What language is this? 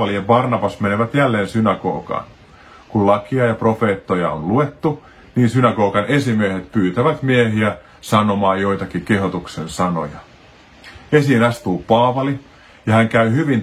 Finnish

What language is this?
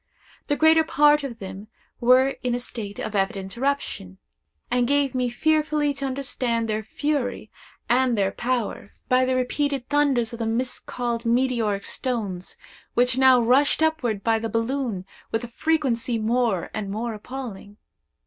English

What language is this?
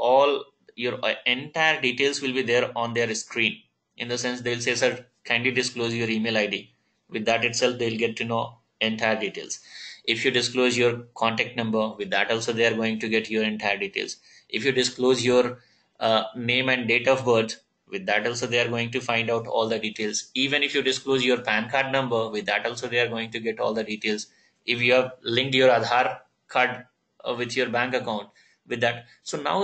English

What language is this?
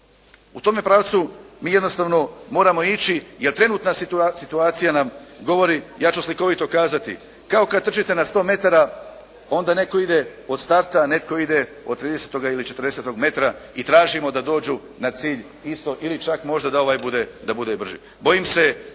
Croatian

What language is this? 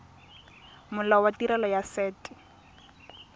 Tswana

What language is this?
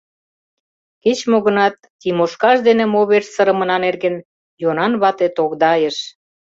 Mari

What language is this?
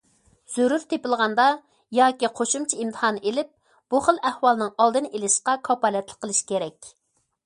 Uyghur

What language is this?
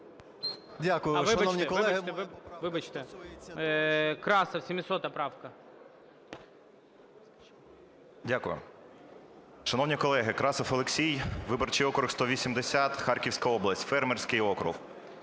Ukrainian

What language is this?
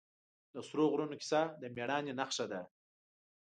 Pashto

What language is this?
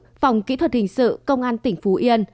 Vietnamese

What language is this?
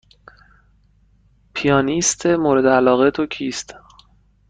Persian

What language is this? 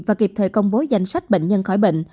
Vietnamese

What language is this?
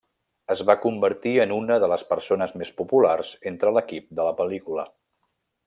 Catalan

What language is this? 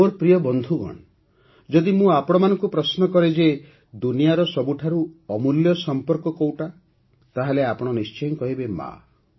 Odia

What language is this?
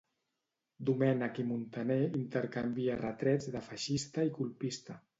Catalan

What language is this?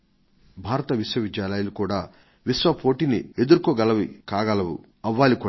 Telugu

